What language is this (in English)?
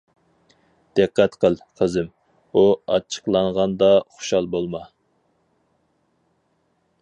Uyghur